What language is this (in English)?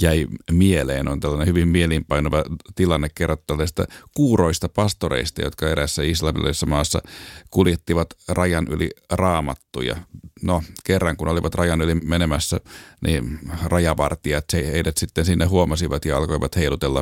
Finnish